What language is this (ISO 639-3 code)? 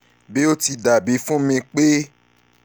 yor